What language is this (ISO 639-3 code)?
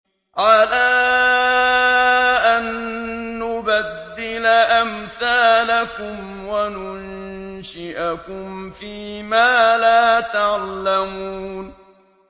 ara